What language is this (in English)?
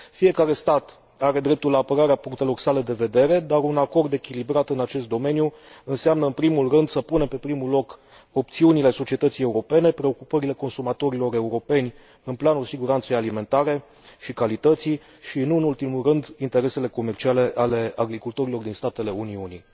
Romanian